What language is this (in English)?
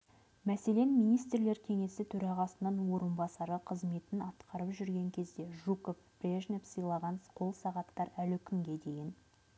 Kazakh